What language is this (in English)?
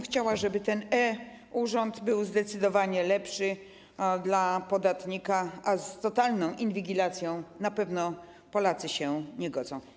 Polish